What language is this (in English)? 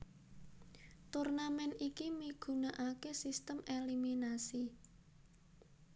Javanese